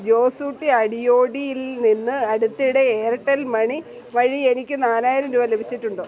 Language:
Malayalam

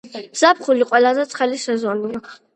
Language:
Georgian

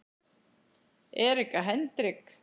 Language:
Icelandic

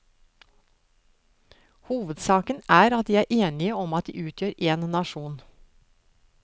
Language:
Norwegian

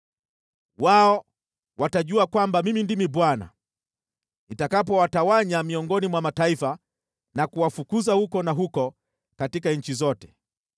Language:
Swahili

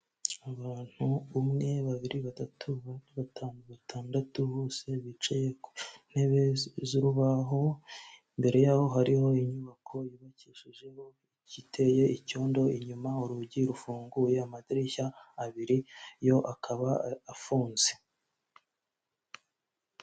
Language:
Kinyarwanda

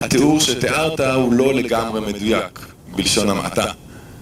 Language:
Hebrew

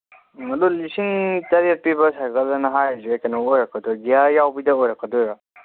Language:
Manipuri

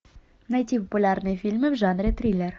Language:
Russian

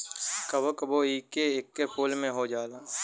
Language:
Bhojpuri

